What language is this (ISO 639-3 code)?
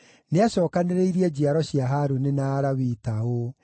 kik